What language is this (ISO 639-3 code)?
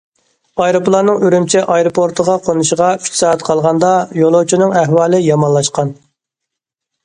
uig